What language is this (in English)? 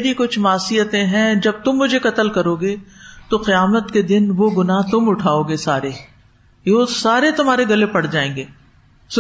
Urdu